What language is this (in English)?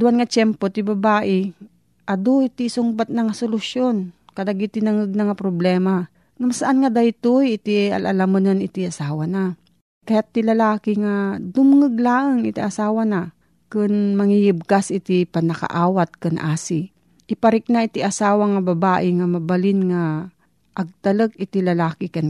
Filipino